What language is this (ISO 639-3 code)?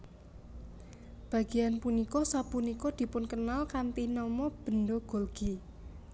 jav